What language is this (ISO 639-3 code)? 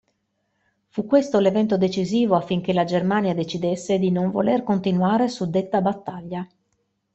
ita